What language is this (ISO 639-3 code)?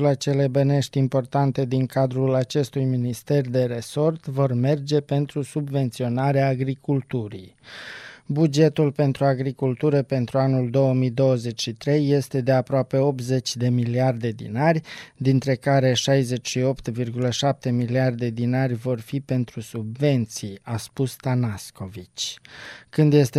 ron